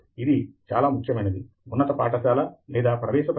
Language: Telugu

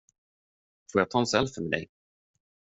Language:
Swedish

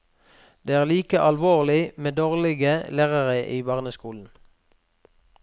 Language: Norwegian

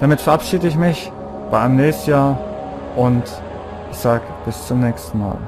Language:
German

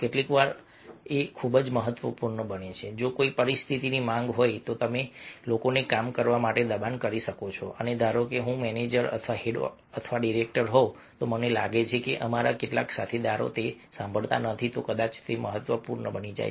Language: Gujarati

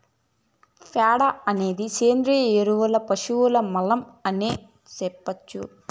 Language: Telugu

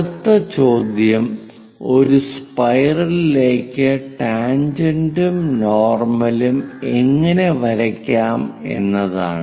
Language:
Malayalam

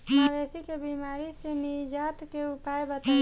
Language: Bhojpuri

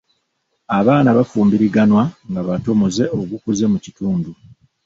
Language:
Ganda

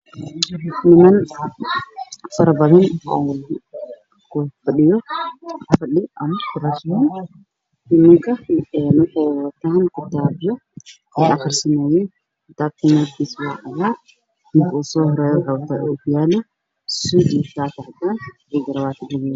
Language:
Somali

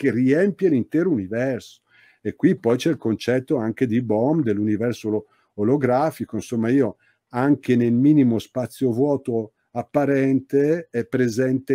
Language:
Italian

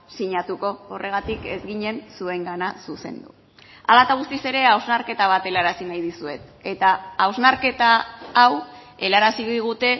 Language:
Basque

